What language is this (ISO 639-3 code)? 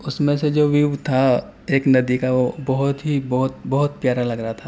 urd